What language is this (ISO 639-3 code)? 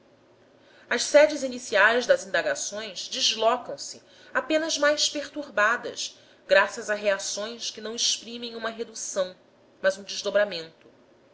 por